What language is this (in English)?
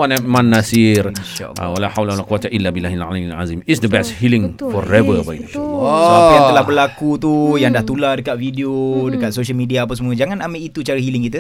Malay